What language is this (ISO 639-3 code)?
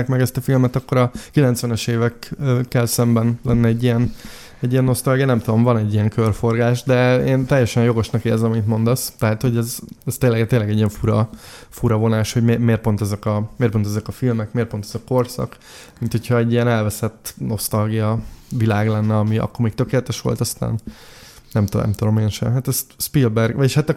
hun